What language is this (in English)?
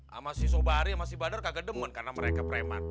Indonesian